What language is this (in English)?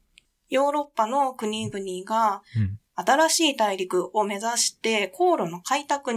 Japanese